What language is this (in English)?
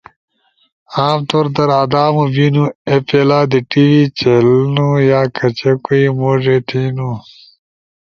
Ushojo